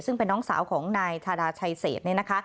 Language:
Thai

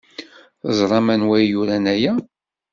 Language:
Kabyle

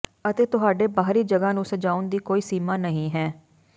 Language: Punjabi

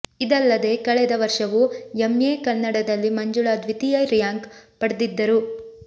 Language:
Kannada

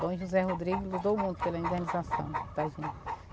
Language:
Portuguese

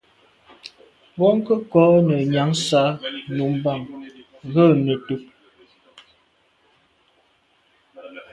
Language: Medumba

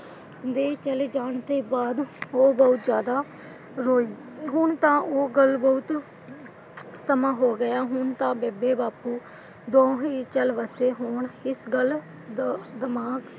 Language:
Punjabi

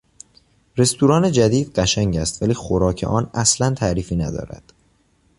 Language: Persian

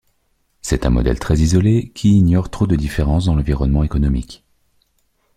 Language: French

